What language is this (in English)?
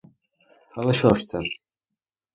Ukrainian